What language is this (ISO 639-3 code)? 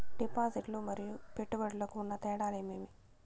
tel